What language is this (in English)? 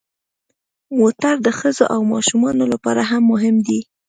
Pashto